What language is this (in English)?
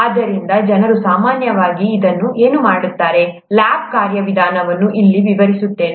Kannada